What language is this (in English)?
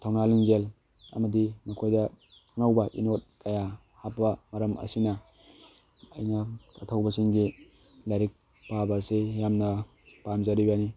Manipuri